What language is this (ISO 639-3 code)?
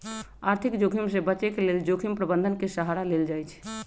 mag